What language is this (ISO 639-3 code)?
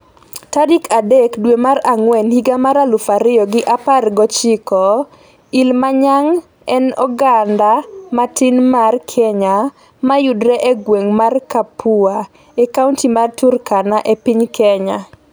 luo